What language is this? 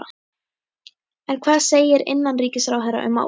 Icelandic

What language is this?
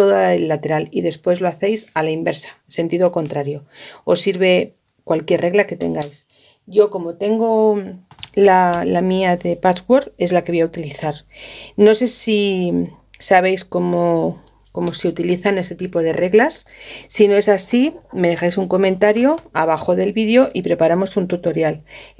Spanish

